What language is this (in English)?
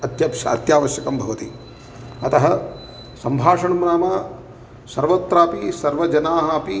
Sanskrit